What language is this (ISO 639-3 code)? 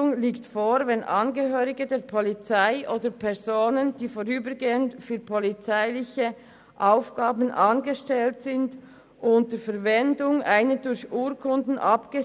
gsw